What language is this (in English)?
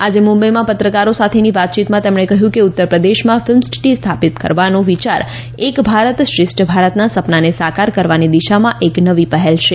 Gujarati